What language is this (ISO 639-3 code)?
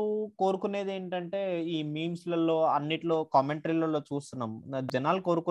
tel